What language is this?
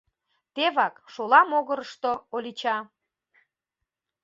Mari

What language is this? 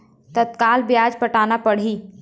Chhattisgarhi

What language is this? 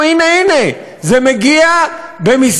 Hebrew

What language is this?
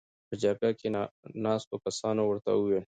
Pashto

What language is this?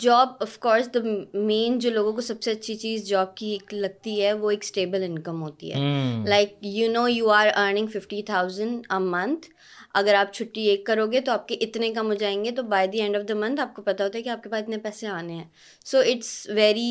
Urdu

